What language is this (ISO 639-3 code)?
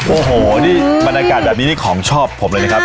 tha